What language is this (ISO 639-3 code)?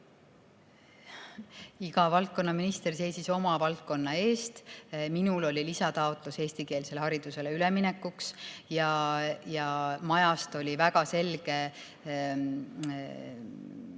est